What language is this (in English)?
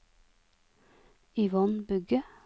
Norwegian